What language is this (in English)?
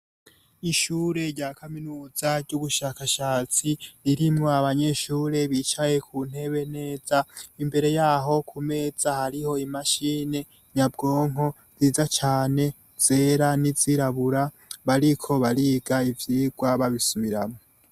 Rundi